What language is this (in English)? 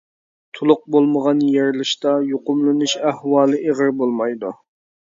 Uyghur